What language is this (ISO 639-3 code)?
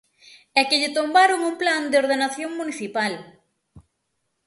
glg